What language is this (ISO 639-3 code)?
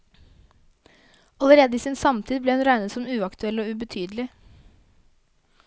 nor